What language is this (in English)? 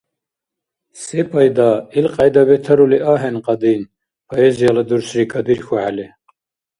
Dargwa